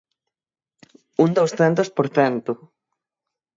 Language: Galician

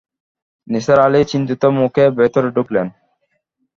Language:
Bangla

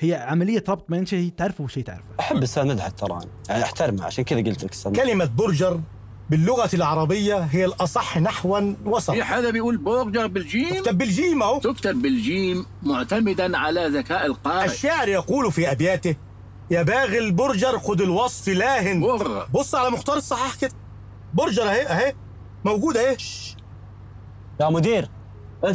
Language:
Arabic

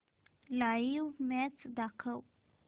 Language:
Marathi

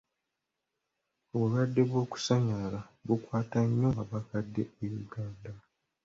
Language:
Ganda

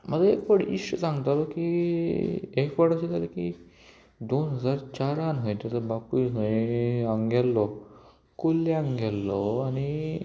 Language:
Konkani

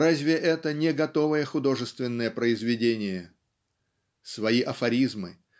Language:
Russian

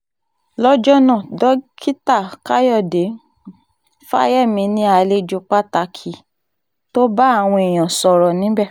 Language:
Yoruba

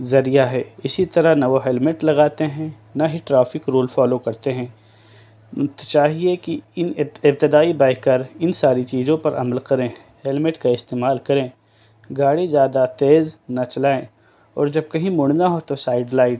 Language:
Urdu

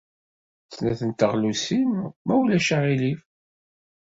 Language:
Kabyle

